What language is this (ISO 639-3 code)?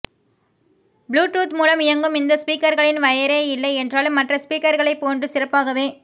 tam